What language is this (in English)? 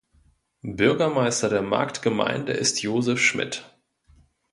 German